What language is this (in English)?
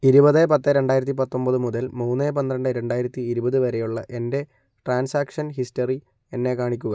Malayalam